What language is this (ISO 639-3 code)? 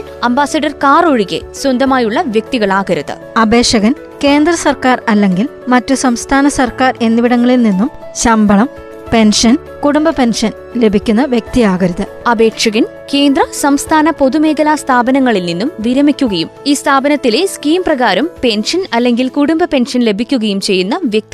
mal